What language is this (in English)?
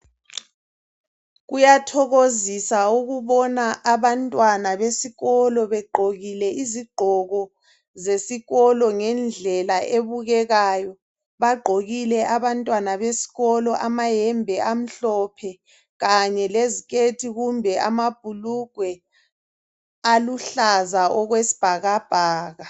North Ndebele